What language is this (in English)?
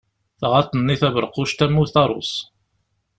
Kabyle